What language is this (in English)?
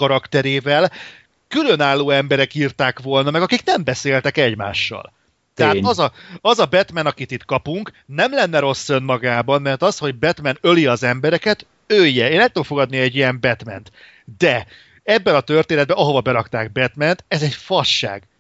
Hungarian